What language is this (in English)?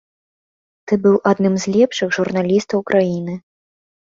Belarusian